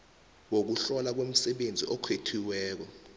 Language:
South Ndebele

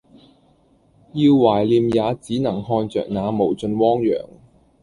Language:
Cantonese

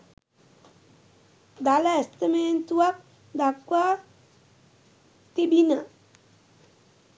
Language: Sinhala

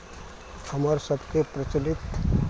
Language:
Maithili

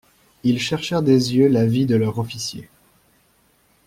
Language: French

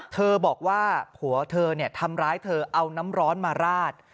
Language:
Thai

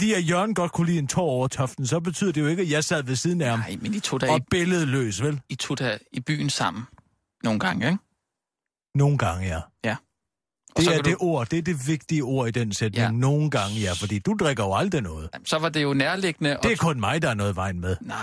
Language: Danish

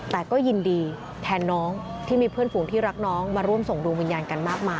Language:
Thai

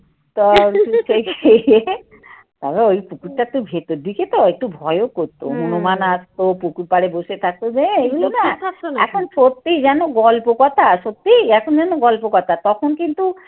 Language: Bangla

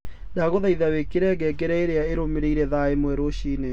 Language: Kikuyu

